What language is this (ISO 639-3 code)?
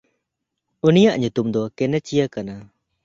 sat